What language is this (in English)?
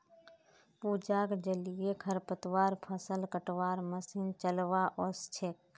Magahi